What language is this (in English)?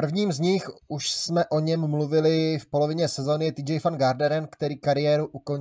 Czech